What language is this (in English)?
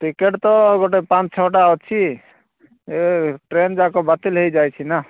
Odia